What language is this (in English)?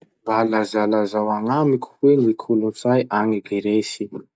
Masikoro Malagasy